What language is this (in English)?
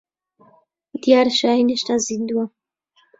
Central Kurdish